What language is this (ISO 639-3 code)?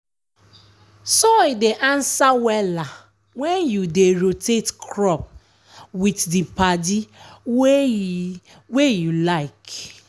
pcm